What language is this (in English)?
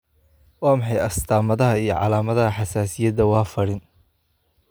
Somali